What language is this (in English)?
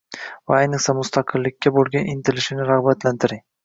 Uzbek